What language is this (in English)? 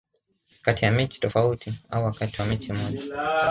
Swahili